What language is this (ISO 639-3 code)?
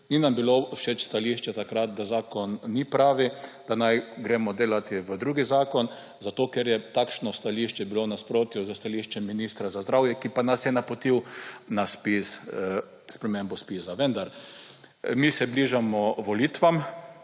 slv